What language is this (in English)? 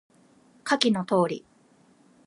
Japanese